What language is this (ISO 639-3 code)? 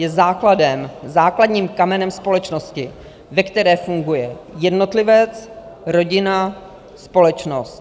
ces